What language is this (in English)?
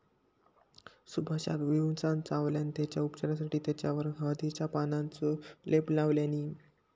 Marathi